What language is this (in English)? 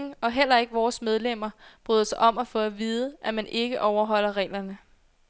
Danish